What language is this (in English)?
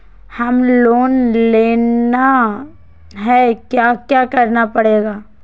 Magahi